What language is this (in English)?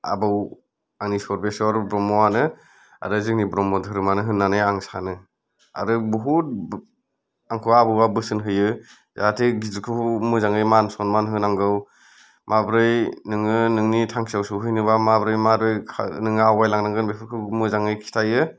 Bodo